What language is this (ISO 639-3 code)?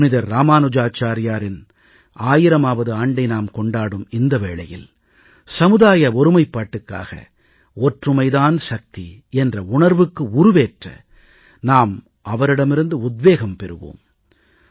tam